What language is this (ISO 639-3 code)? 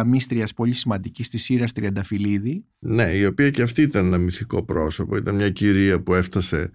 ell